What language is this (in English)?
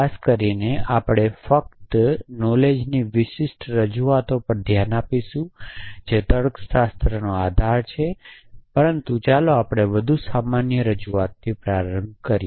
Gujarati